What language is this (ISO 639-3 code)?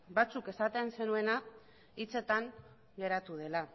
eus